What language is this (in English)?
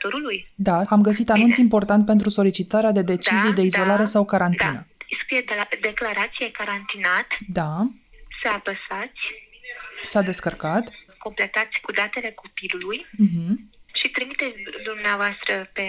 Romanian